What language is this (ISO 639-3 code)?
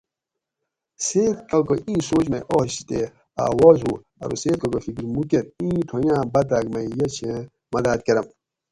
gwc